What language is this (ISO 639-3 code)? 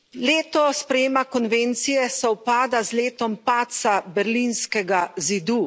slv